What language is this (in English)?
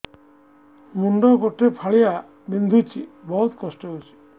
Odia